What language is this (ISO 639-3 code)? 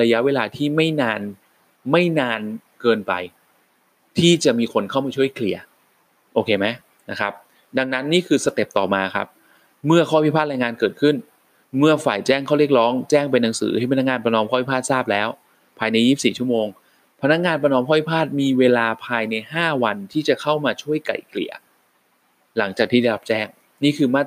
tha